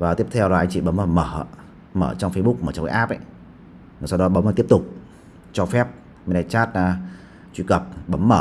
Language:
Vietnamese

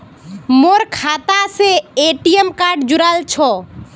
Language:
Magahi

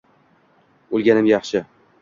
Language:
Uzbek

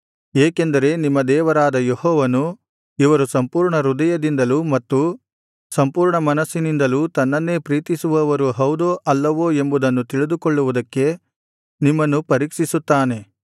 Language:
Kannada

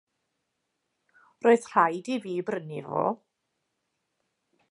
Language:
Welsh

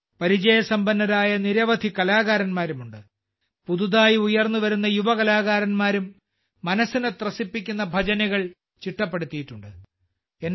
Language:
Malayalam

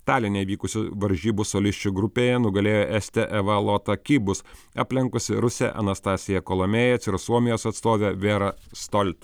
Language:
Lithuanian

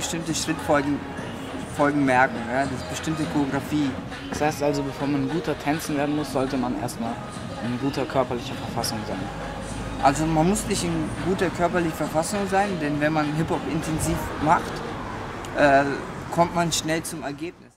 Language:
German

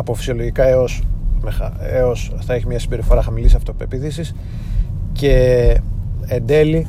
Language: Greek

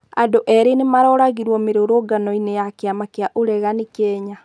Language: Kikuyu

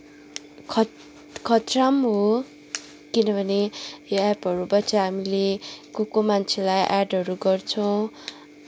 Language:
Nepali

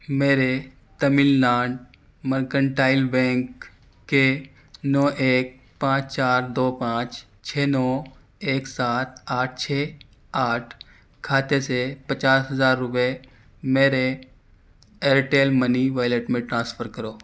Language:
Urdu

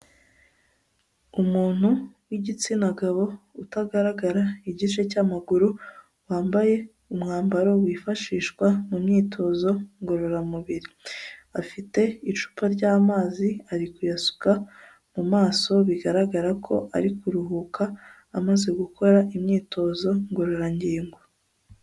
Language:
Kinyarwanda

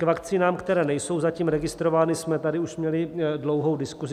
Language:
Czech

